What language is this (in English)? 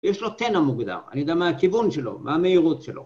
Hebrew